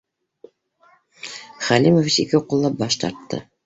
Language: Bashkir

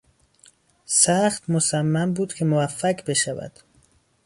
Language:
Persian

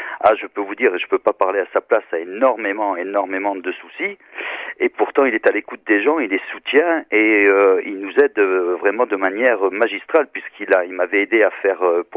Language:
French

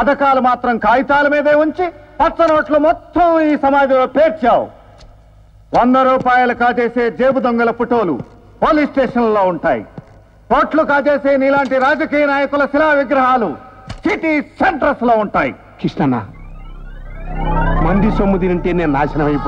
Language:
Indonesian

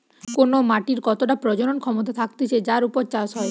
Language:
Bangla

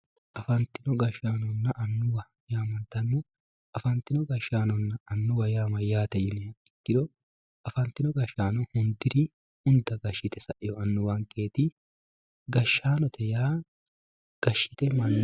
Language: Sidamo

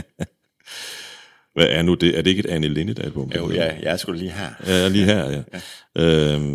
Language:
Danish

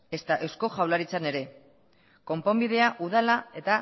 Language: Basque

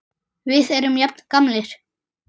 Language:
Icelandic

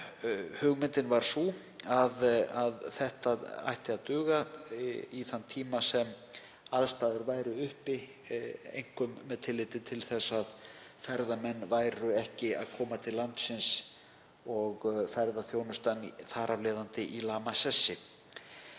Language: Icelandic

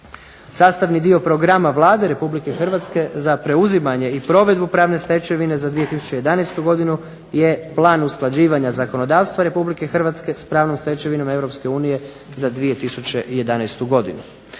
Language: Croatian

